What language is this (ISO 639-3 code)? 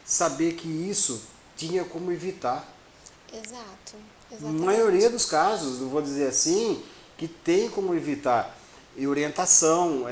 por